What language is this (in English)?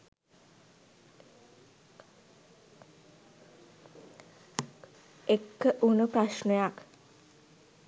Sinhala